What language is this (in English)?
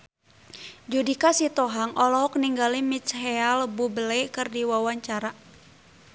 Sundanese